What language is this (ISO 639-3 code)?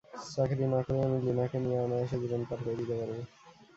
ben